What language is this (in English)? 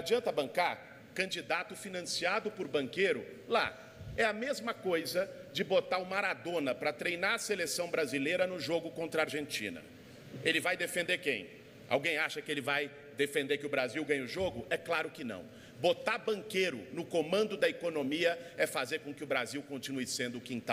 Portuguese